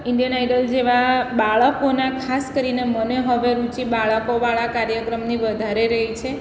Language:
Gujarati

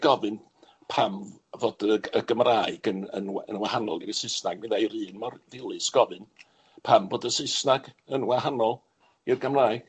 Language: Welsh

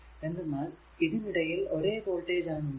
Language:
Malayalam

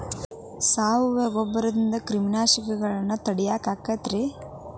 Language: Kannada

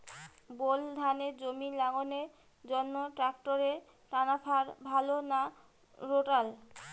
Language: Bangla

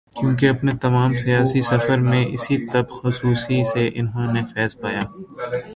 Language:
Urdu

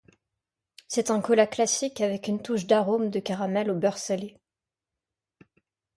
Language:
French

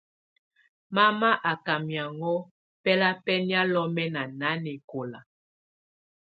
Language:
Tunen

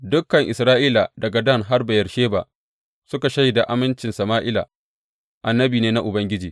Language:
Hausa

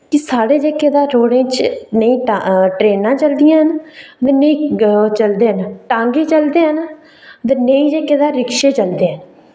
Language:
Dogri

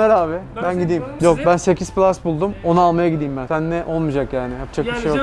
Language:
Turkish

